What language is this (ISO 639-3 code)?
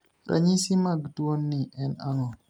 luo